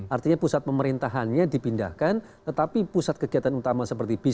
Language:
Indonesian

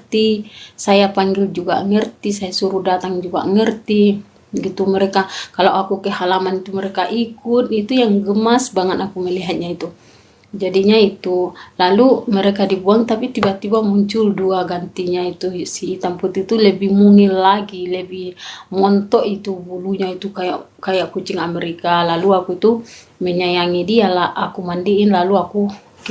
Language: Indonesian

